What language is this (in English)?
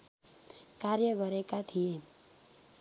Nepali